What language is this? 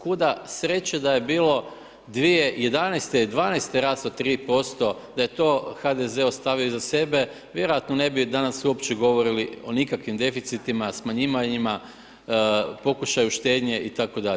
Croatian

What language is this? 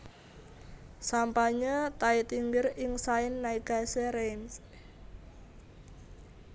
Javanese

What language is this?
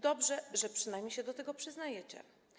Polish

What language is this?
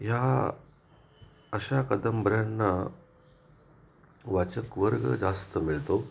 Marathi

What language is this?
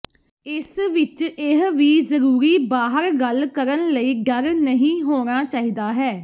Punjabi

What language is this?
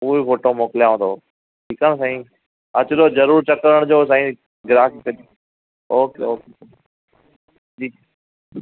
Sindhi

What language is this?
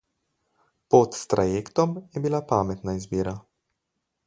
Slovenian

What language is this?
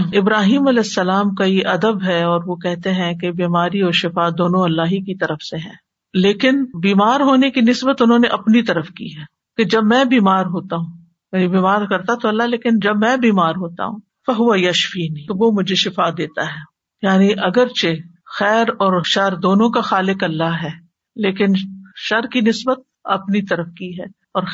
Urdu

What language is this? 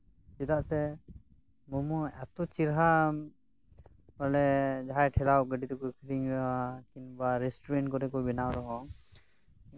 Santali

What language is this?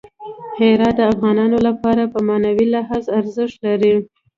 Pashto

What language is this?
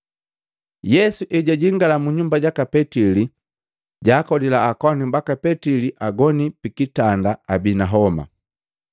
Matengo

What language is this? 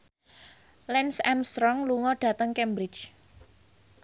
Javanese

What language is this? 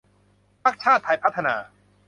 Thai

